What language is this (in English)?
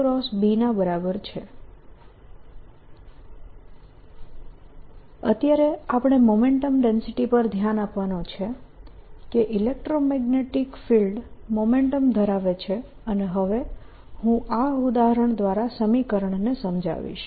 Gujarati